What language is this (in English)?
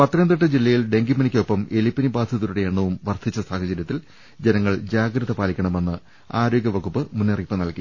Malayalam